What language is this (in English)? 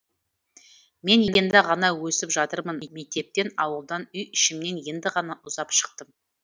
Kazakh